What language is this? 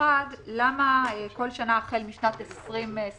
Hebrew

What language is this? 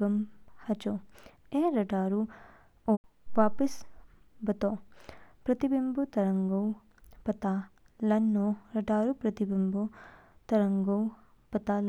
Kinnauri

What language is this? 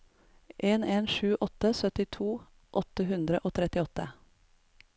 Norwegian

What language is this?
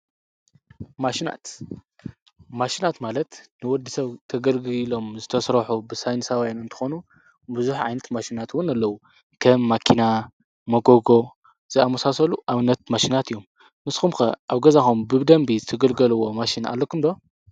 Tigrinya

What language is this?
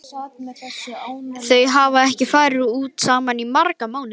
Icelandic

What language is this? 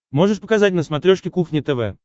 Russian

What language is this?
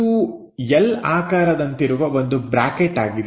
Kannada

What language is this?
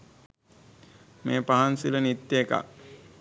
Sinhala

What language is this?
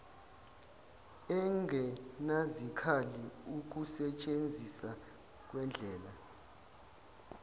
Zulu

